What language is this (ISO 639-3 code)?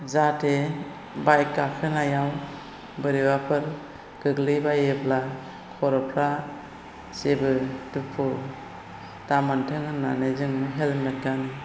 brx